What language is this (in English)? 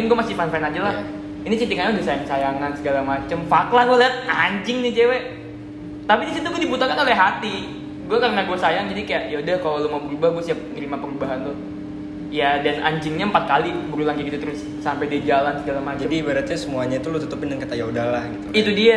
Indonesian